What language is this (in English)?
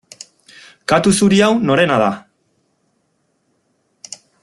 Basque